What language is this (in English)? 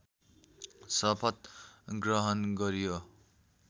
Nepali